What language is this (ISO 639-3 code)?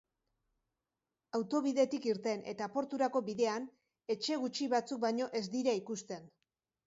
eus